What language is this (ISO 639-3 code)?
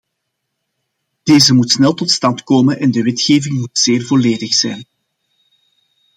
nld